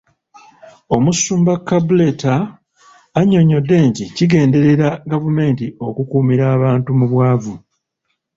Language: Ganda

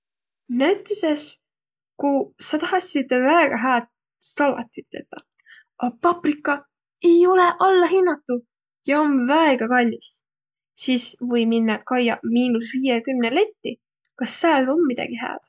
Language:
Võro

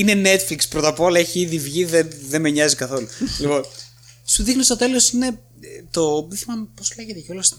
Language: Greek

